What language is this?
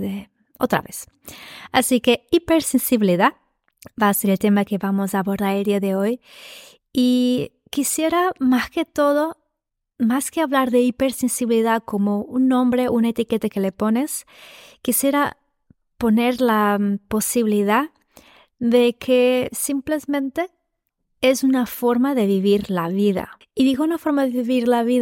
Spanish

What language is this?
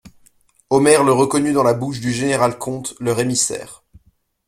French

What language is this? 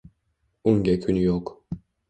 Uzbek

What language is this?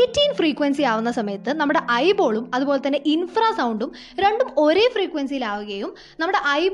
Malayalam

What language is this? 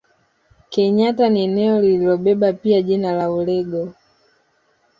Swahili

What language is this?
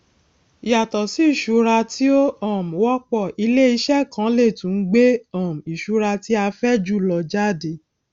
Yoruba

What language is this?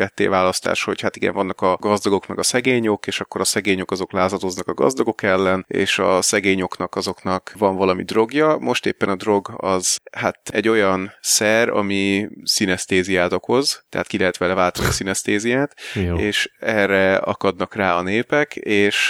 Hungarian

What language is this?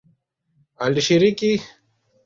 Swahili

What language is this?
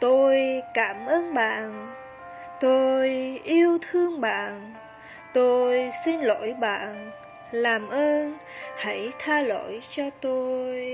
Vietnamese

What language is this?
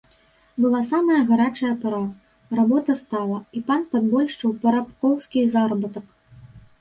Belarusian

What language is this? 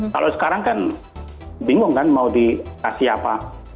Indonesian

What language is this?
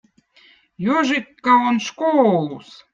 Votic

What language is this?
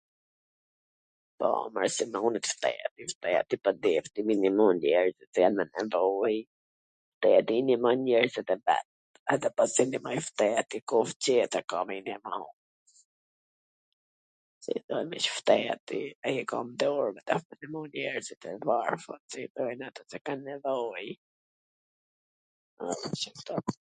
Gheg Albanian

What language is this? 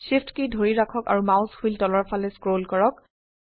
Assamese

